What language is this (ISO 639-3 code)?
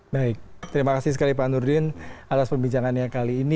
ind